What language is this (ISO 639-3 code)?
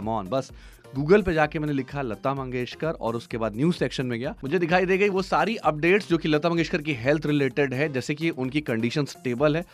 hin